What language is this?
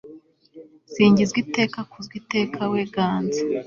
Kinyarwanda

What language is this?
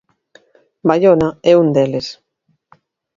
Galician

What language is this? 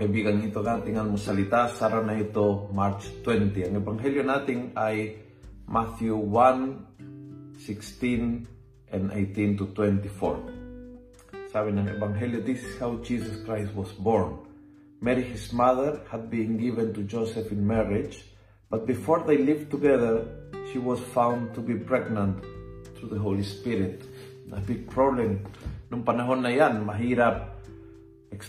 Filipino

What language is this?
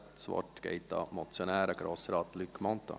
Swiss German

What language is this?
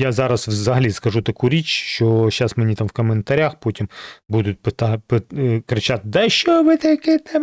Ukrainian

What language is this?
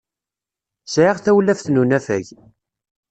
Kabyle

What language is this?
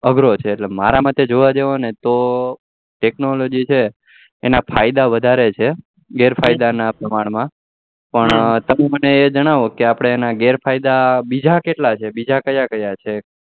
Gujarati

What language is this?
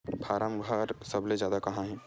Chhattisgarhi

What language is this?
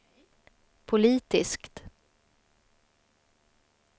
Swedish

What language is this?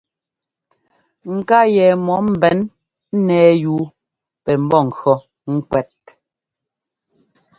Ngomba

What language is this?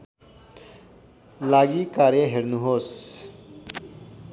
Nepali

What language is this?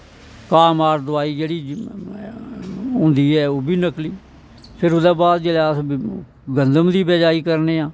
Dogri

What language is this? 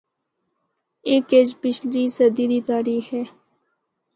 Northern Hindko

